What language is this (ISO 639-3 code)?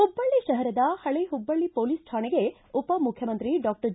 kan